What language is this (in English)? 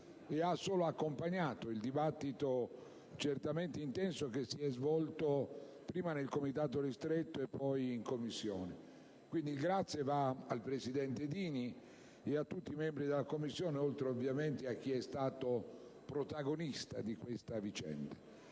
Italian